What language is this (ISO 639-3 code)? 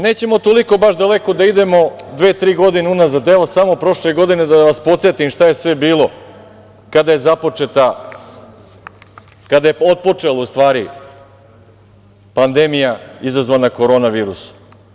srp